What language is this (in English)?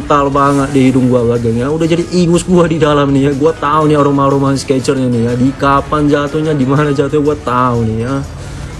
Indonesian